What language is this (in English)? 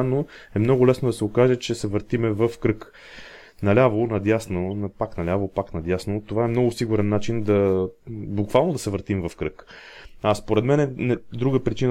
Bulgarian